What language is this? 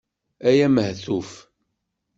Kabyle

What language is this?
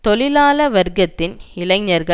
Tamil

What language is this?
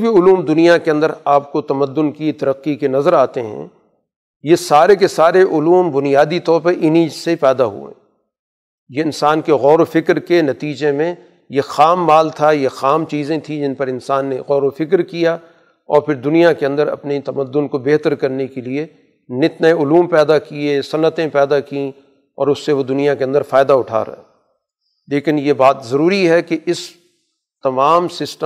Urdu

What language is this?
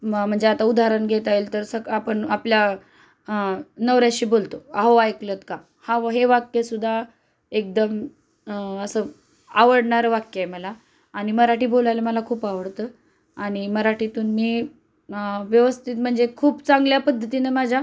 Marathi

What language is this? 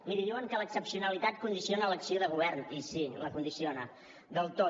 Catalan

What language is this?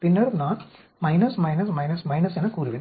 Tamil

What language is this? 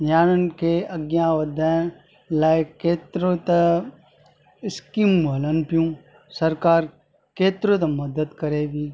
Sindhi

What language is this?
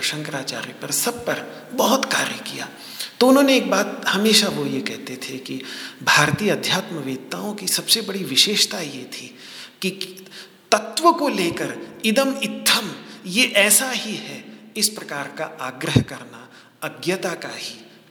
Hindi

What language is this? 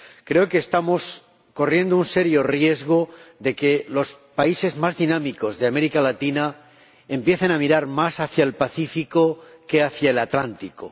Spanish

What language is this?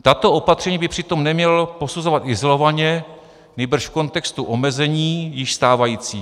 Czech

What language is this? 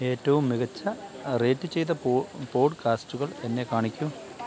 Malayalam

